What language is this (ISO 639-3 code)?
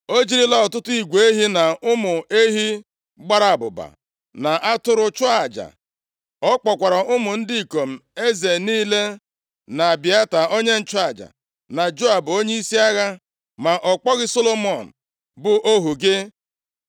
ibo